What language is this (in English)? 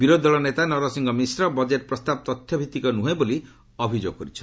Odia